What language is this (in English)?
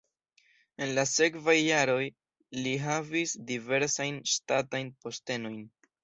Esperanto